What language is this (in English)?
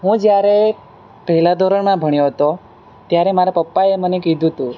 Gujarati